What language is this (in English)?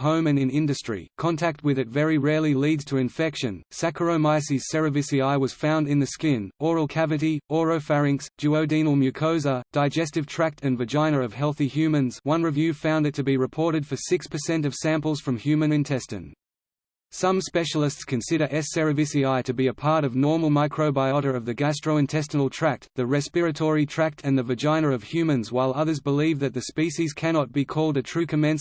English